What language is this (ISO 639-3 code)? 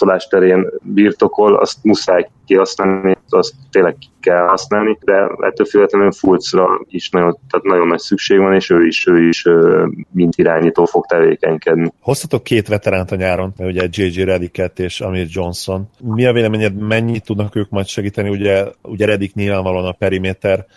hun